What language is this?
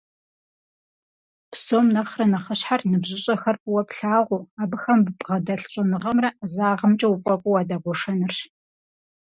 Kabardian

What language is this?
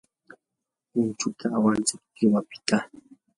Yanahuanca Pasco Quechua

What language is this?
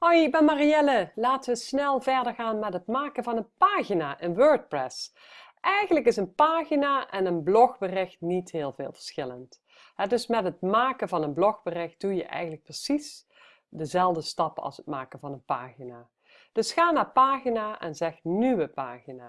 Dutch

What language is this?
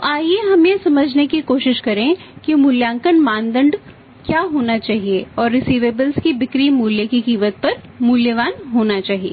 Hindi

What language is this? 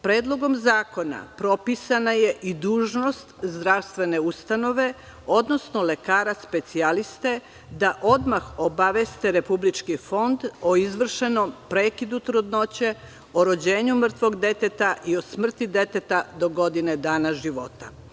Serbian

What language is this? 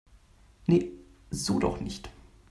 German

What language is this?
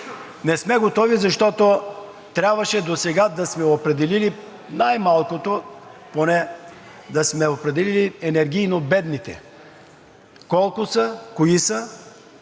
Bulgarian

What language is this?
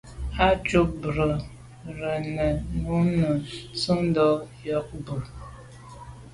Medumba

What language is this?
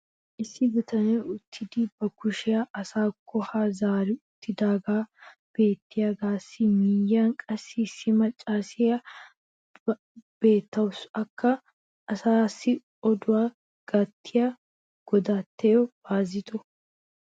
Wolaytta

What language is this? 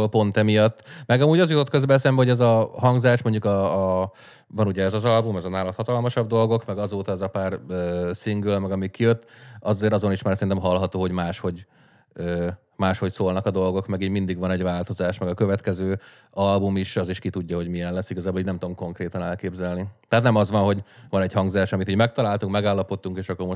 Hungarian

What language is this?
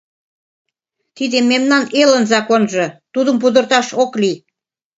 Mari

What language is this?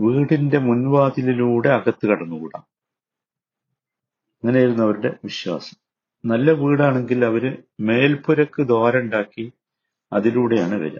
Malayalam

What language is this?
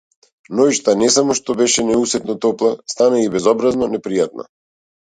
Macedonian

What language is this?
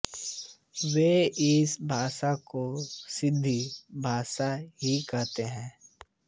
Hindi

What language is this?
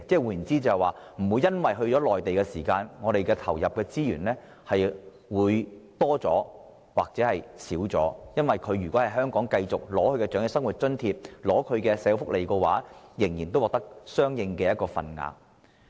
Cantonese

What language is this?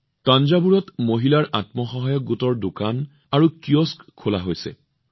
Assamese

